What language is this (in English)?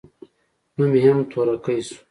Pashto